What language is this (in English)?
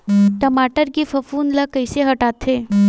Chhattisgarhi